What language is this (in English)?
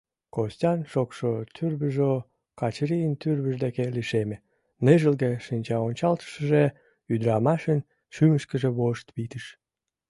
Mari